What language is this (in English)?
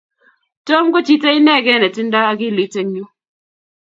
Kalenjin